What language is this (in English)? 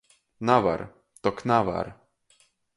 Latgalian